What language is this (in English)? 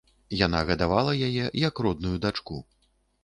Belarusian